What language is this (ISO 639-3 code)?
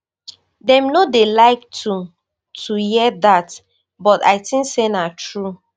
pcm